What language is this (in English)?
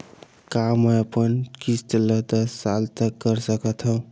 Chhattisgarhi